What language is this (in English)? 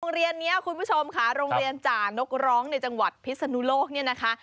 Thai